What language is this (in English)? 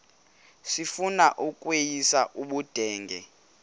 Xhosa